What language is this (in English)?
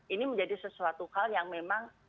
Indonesian